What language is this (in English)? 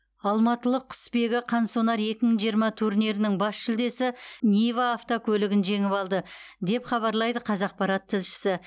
Kazakh